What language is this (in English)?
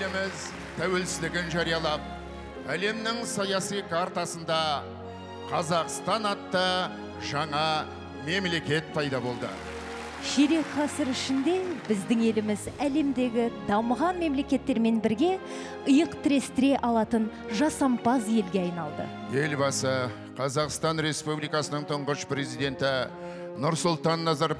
Turkish